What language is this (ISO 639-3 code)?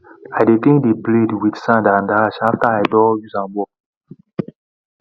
pcm